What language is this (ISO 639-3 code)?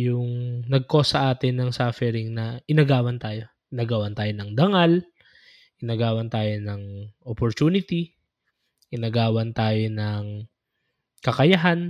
fil